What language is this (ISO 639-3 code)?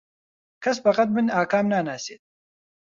ckb